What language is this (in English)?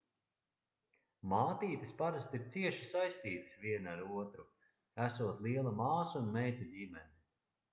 Latvian